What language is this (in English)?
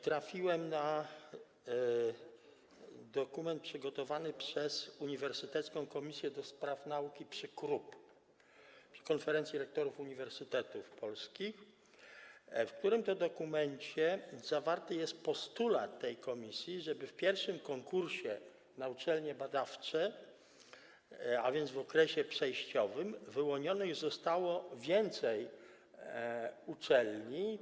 Polish